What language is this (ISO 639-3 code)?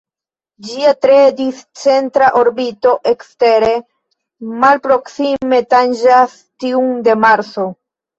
epo